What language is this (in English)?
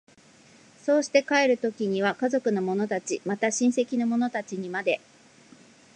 Japanese